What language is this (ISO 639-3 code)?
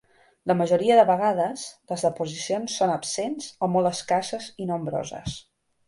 cat